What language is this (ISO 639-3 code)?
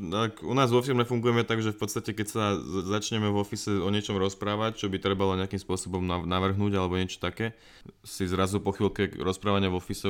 slk